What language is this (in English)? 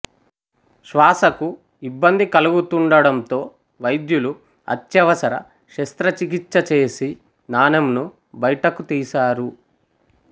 Telugu